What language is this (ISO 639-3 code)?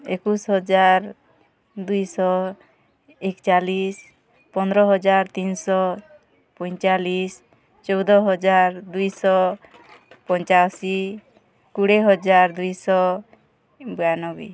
ori